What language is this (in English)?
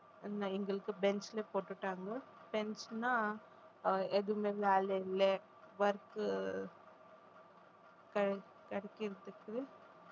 Tamil